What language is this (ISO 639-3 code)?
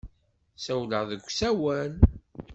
kab